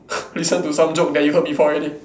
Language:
English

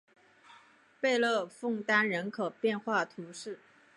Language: Chinese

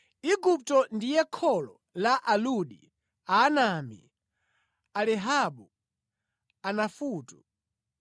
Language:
Nyanja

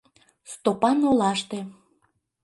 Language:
Mari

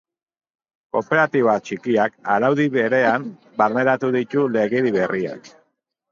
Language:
Basque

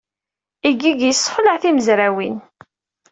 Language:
Kabyle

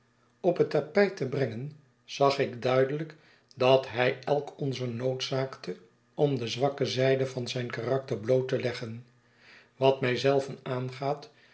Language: Dutch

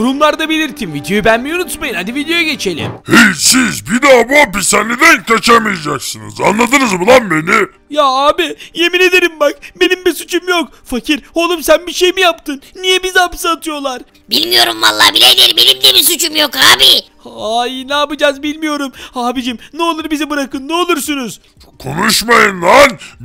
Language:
Turkish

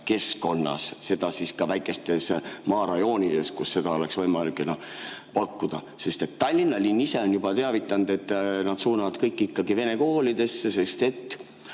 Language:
Estonian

